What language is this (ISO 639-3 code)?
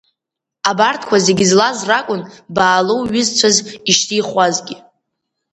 abk